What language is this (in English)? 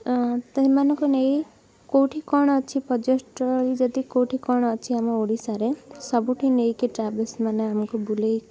Odia